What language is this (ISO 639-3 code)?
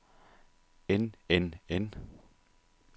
dan